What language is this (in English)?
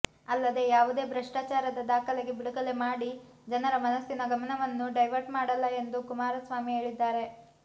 Kannada